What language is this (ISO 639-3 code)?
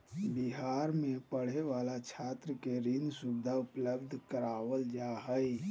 mag